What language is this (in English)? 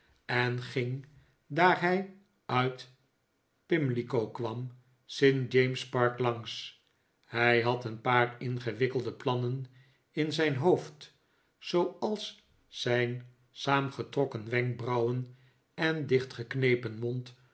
Dutch